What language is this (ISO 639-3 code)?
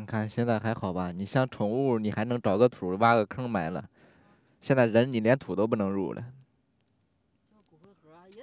zho